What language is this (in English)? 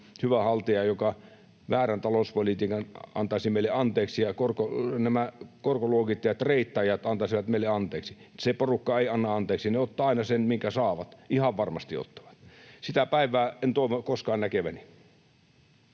Finnish